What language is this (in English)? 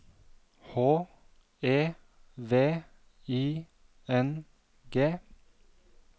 Norwegian